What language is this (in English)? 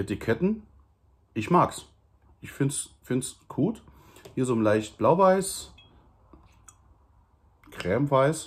German